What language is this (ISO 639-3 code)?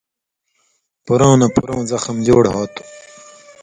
mvy